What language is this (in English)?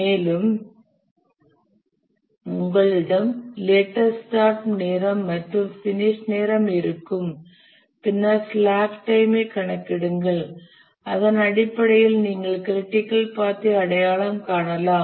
Tamil